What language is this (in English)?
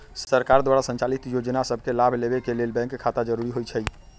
Magahi